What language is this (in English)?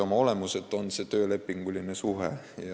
Estonian